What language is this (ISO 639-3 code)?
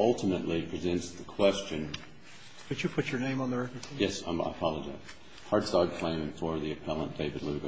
eng